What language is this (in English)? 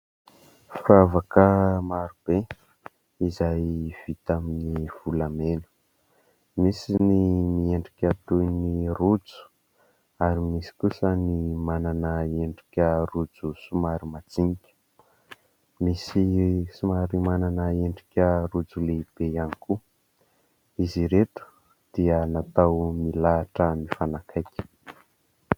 Malagasy